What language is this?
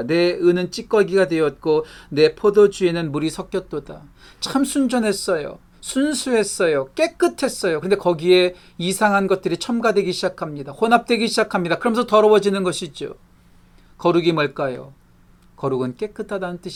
Korean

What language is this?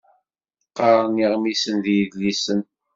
Kabyle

